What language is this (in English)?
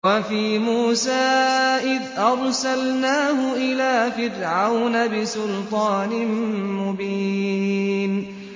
Arabic